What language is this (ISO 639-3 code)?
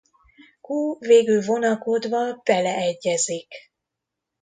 hun